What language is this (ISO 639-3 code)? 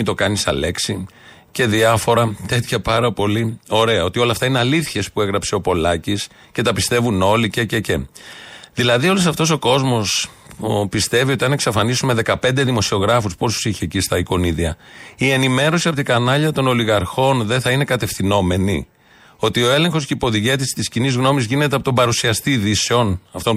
ell